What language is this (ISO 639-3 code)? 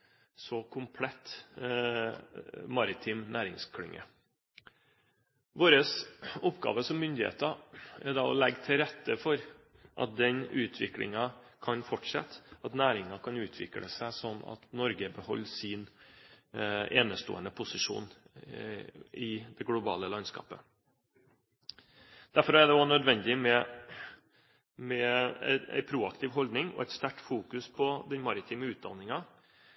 nob